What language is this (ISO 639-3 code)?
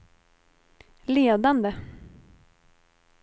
swe